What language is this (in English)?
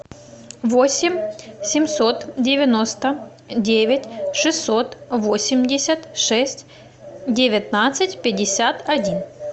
Russian